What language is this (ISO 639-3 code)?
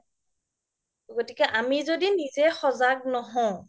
asm